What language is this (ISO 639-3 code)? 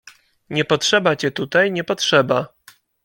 pol